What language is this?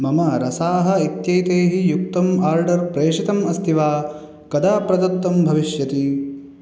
Sanskrit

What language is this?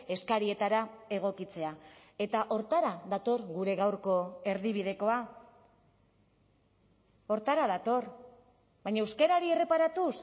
Basque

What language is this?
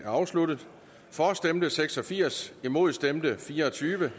Danish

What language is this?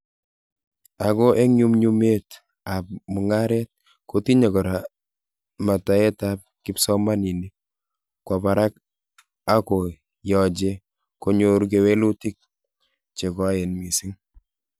Kalenjin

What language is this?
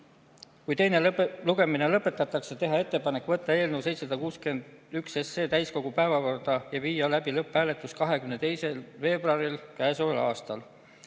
Estonian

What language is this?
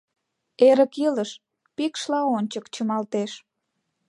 Mari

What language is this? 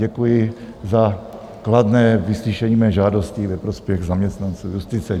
Czech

